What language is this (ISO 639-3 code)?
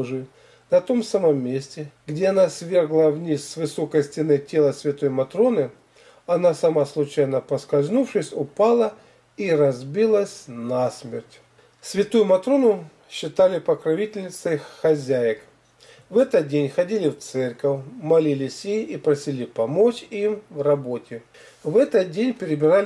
rus